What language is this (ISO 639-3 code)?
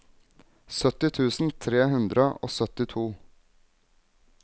nor